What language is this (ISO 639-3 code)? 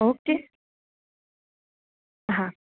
guj